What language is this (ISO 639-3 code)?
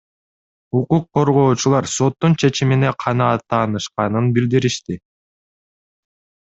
kir